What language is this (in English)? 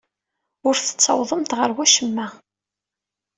Kabyle